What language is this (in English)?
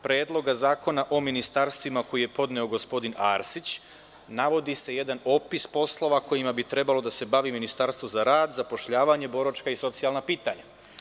Serbian